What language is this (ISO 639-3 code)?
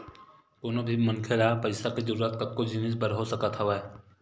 hne